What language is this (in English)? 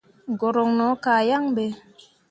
Mundang